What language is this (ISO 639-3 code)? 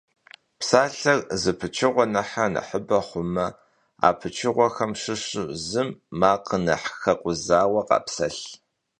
kbd